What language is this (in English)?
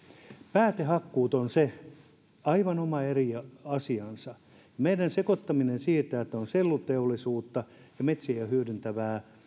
Finnish